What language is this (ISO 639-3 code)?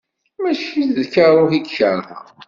kab